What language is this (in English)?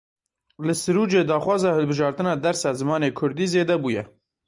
Kurdish